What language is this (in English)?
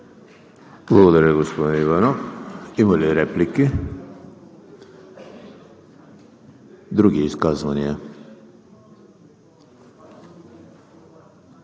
Bulgarian